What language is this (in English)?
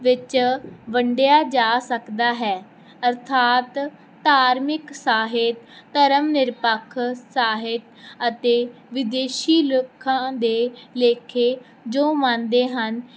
Punjabi